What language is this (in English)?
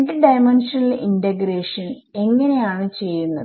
Malayalam